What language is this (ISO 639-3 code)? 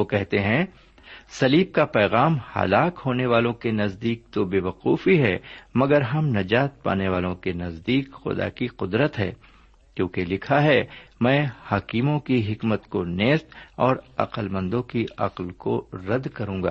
urd